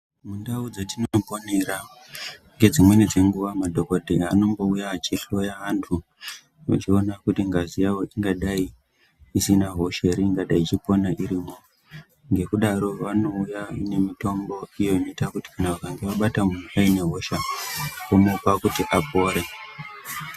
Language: Ndau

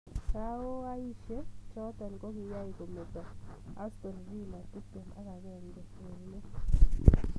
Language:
Kalenjin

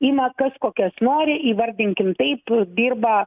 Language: Lithuanian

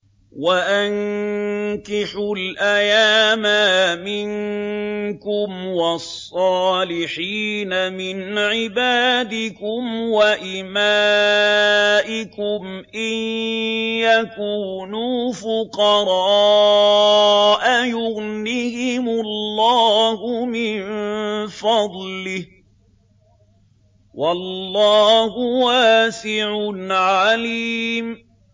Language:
Arabic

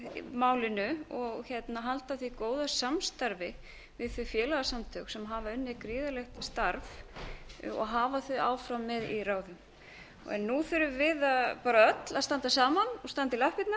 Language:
Icelandic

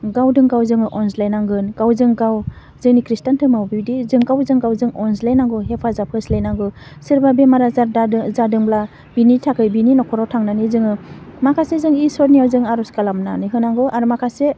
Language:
Bodo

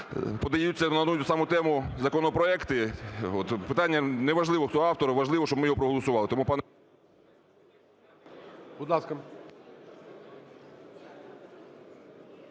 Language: Ukrainian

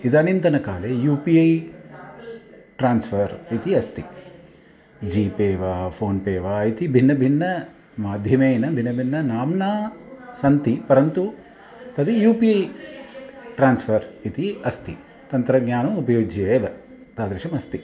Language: Sanskrit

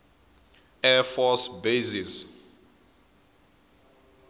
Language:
Tsonga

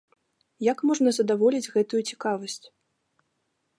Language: Belarusian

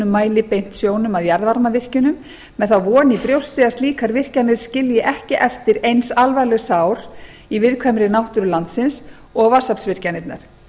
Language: Icelandic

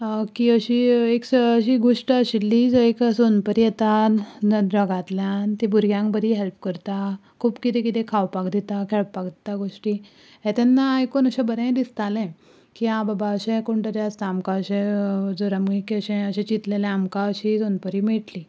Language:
Konkani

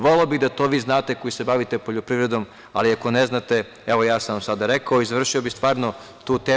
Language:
Serbian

